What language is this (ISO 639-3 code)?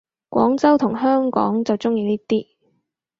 yue